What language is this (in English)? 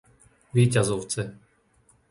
Slovak